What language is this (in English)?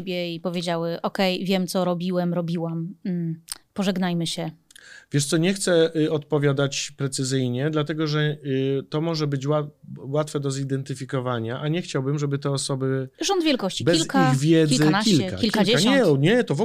Polish